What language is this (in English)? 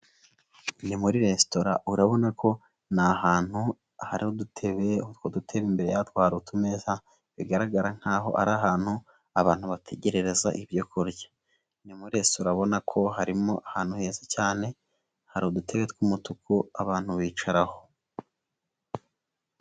Kinyarwanda